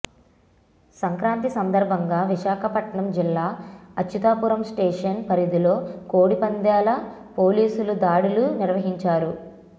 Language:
Telugu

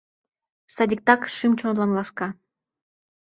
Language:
Mari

